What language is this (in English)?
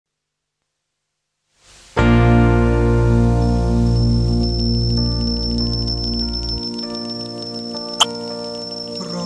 Thai